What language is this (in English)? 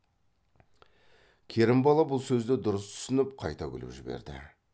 Kazakh